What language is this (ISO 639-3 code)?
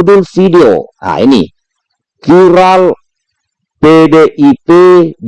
ind